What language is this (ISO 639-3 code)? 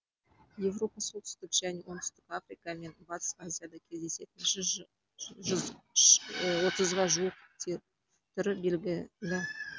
kaz